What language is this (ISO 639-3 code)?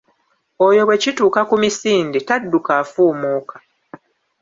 lug